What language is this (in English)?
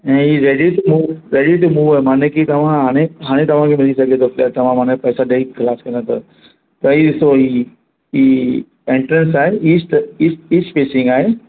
Sindhi